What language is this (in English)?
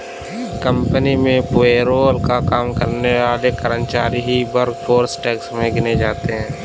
Hindi